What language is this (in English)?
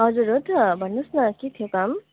Nepali